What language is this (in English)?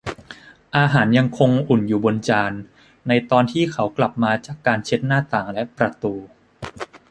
Thai